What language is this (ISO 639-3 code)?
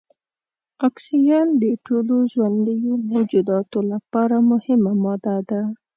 pus